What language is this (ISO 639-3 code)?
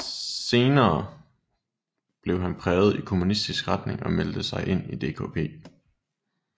dan